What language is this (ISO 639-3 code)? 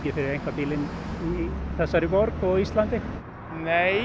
isl